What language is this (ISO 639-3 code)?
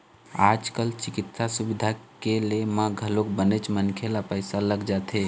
hne